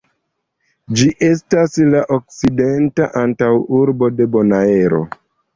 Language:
Esperanto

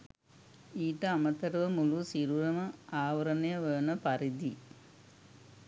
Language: Sinhala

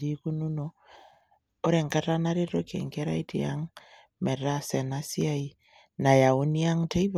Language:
Masai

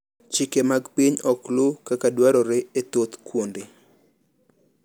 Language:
Luo (Kenya and Tanzania)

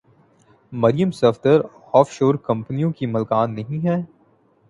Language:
Urdu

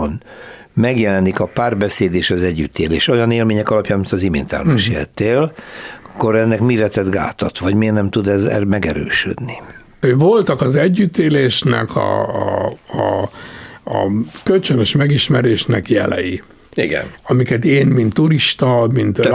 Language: Hungarian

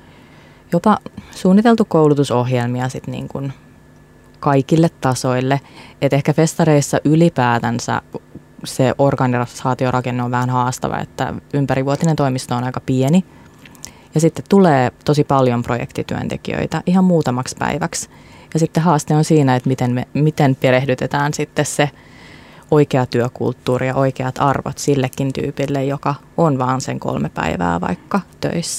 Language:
Finnish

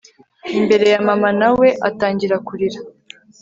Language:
Kinyarwanda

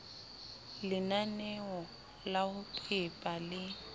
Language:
Southern Sotho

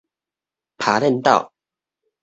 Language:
Min Nan Chinese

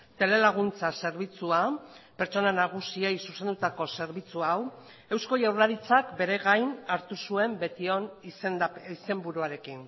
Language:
Basque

